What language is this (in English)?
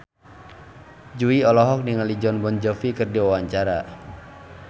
Sundanese